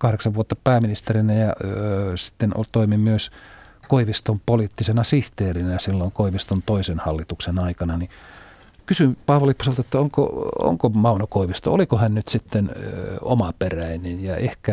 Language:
Finnish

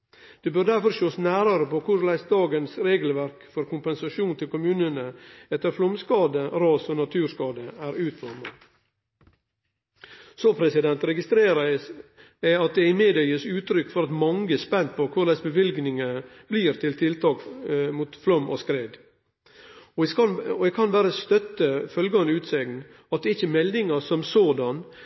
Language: Norwegian Nynorsk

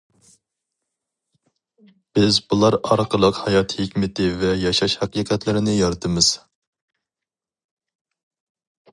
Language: Uyghur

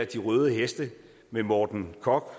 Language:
Danish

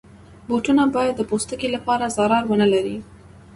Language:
Pashto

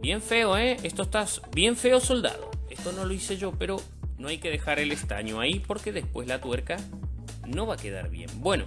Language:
Spanish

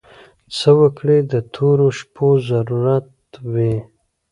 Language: Pashto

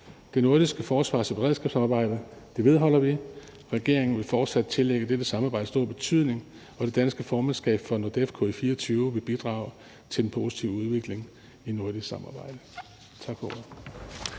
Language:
Danish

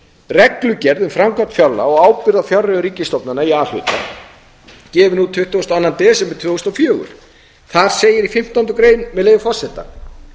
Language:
Icelandic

